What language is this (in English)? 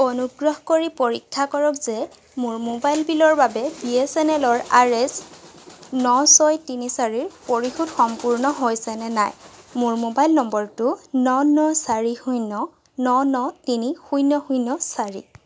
Assamese